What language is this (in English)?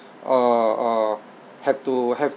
English